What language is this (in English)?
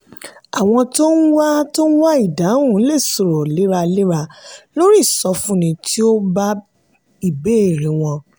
Yoruba